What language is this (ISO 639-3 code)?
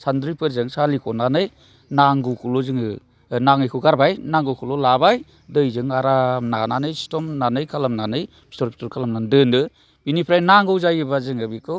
brx